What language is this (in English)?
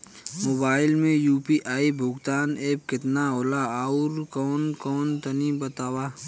Bhojpuri